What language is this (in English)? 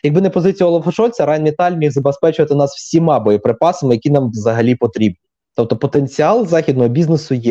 Ukrainian